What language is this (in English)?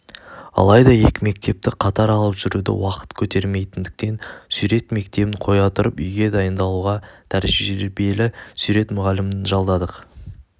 Kazakh